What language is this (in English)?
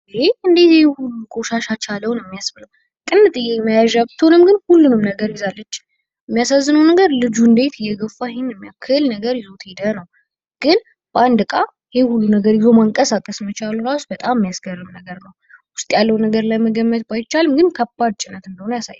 Amharic